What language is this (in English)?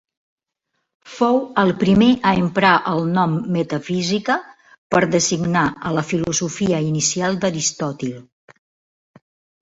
Catalan